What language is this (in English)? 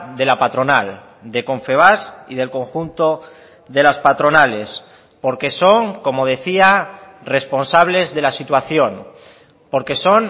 Spanish